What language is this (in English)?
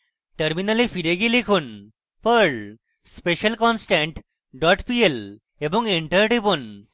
Bangla